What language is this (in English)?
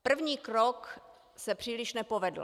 Czech